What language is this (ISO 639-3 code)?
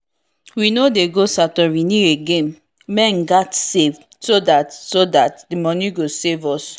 pcm